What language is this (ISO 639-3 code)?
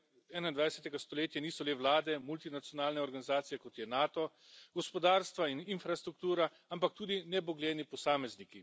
slv